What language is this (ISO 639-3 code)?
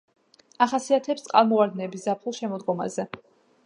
kat